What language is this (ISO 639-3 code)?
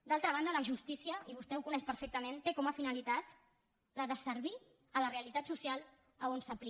cat